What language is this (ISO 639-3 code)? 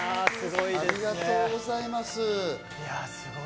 jpn